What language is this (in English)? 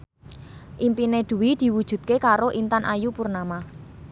Javanese